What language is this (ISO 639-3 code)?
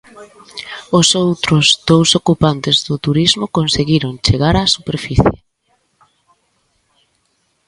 glg